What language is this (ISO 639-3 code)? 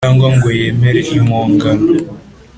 kin